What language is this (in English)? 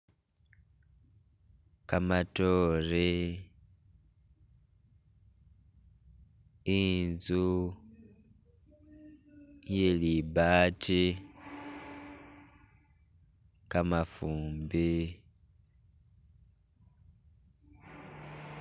Masaaba